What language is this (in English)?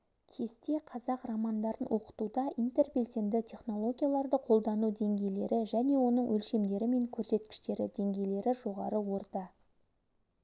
Kazakh